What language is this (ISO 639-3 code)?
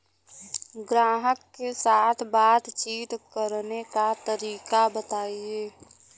bho